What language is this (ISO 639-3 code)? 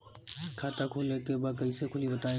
bho